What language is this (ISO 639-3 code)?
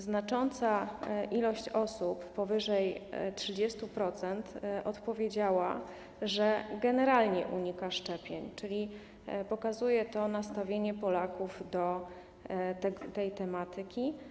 pol